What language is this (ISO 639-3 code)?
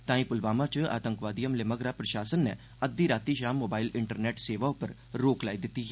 doi